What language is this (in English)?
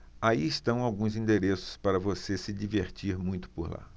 Portuguese